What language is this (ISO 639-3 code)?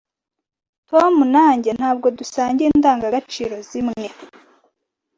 kin